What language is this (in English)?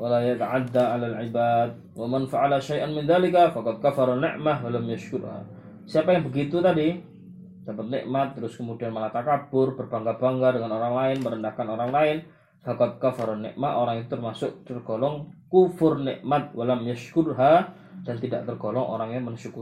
Malay